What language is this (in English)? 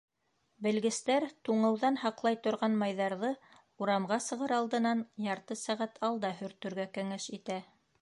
Bashkir